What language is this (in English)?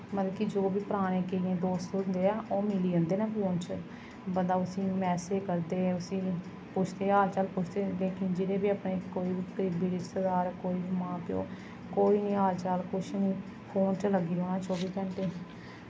Dogri